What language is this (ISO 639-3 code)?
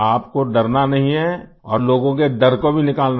hin